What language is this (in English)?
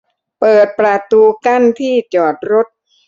Thai